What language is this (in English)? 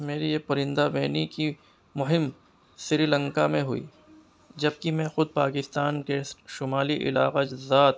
Urdu